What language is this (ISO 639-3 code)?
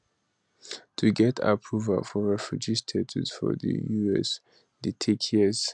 pcm